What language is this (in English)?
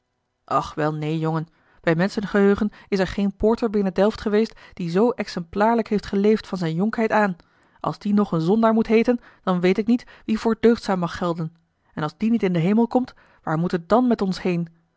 Dutch